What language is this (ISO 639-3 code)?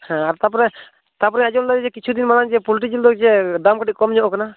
sat